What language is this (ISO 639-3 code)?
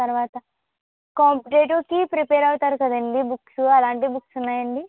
tel